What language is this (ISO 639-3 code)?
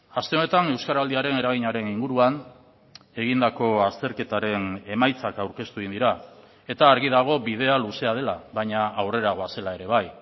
eus